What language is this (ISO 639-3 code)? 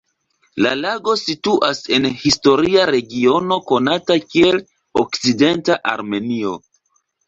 epo